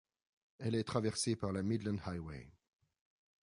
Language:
French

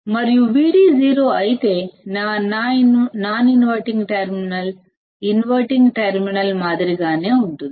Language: Telugu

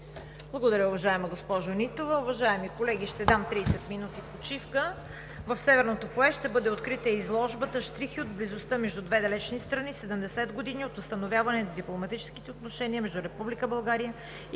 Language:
Bulgarian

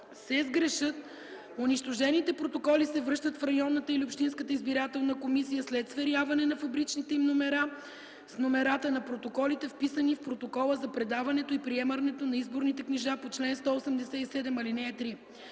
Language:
Bulgarian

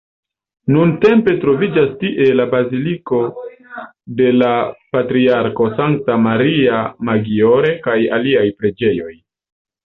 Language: Esperanto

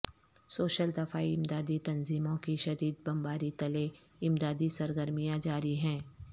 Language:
Urdu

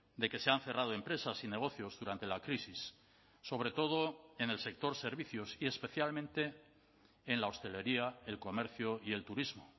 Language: Spanish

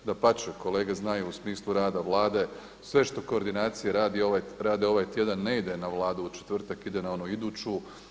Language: Croatian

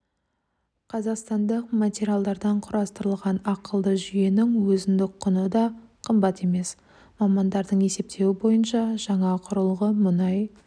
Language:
Kazakh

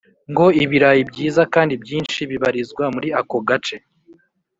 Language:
Kinyarwanda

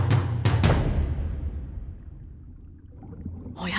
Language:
Japanese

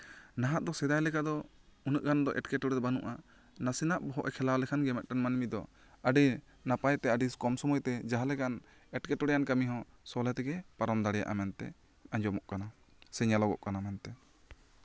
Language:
Santali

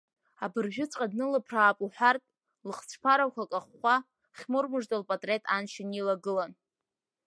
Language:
Abkhazian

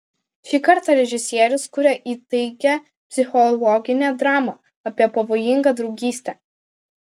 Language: Lithuanian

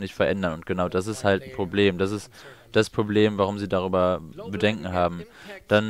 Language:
German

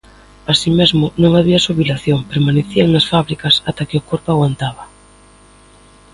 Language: Galician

